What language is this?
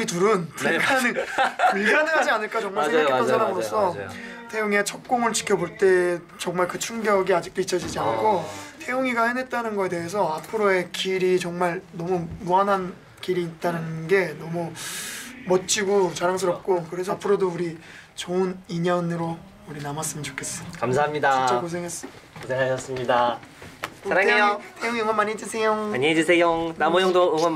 Korean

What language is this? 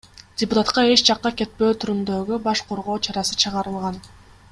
Kyrgyz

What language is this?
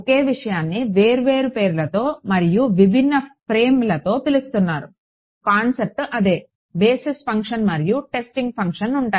Telugu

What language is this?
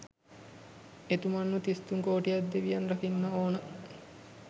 Sinhala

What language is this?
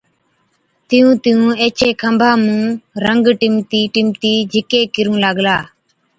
Od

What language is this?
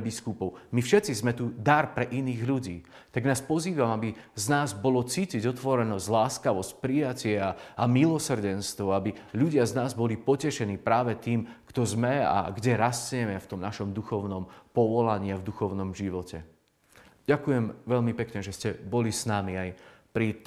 Slovak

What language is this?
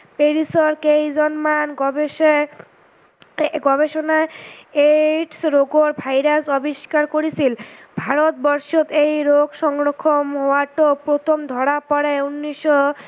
Assamese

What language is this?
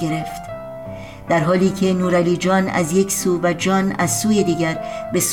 Persian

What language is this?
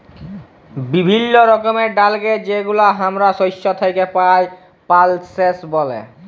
Bangla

